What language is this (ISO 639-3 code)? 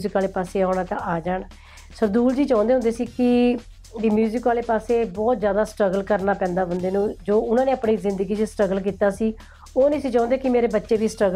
pan